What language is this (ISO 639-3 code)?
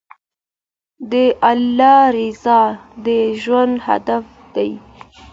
pus